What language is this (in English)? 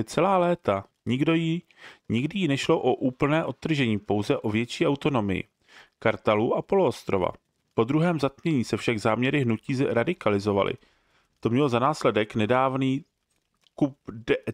Czech